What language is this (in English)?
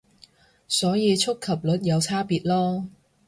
Cantonese